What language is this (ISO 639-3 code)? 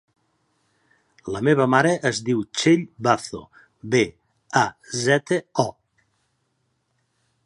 cat